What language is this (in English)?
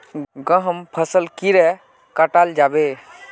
Magahi